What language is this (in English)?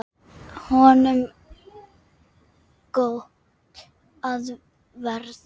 Icelandic